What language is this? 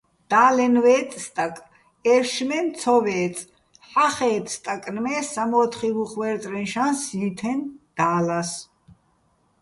Bats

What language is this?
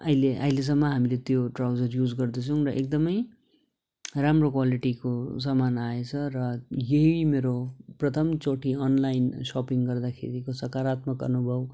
Nepali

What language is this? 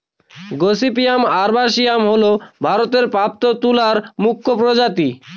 Bangla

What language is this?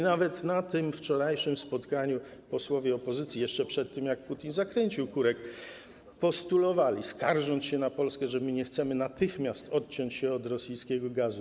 Polish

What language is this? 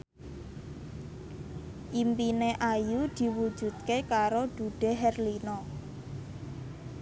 Javanese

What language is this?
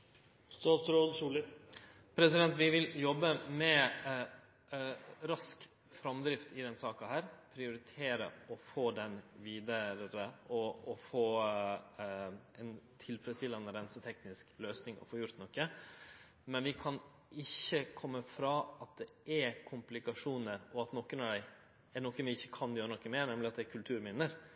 Norwegian Nynorsk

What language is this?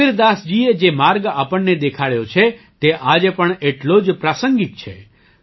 Gujarati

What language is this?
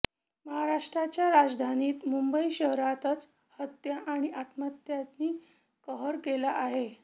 Marathi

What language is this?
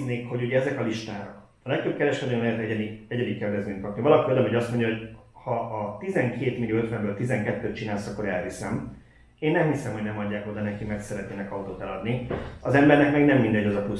Hungarian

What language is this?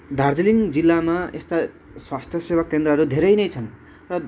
Nepali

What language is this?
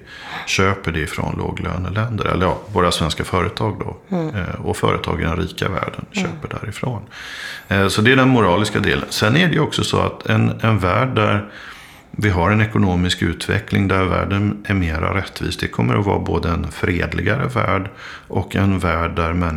Swedish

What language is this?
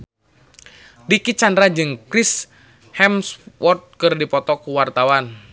Sundanese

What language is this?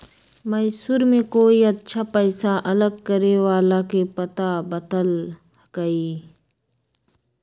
Magahi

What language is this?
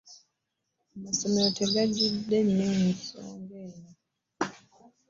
Ganda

